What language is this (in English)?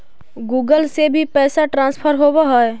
Magahi